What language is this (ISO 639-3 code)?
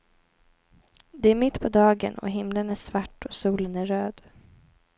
swe